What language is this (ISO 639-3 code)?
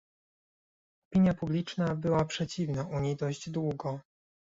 pol